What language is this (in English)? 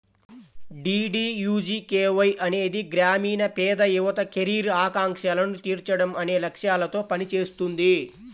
Telugu